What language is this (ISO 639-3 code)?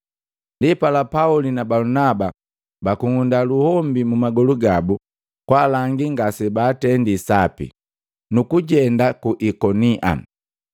mgv